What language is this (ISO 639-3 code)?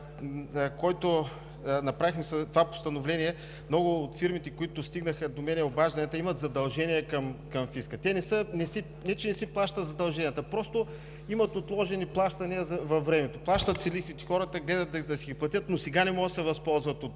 bul